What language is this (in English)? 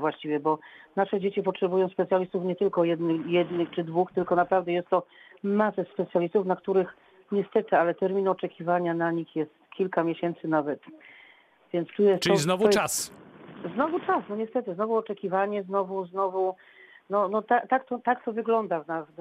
Polish